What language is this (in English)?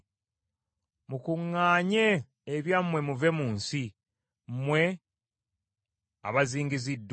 Ganda